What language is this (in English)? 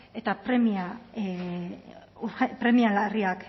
Basque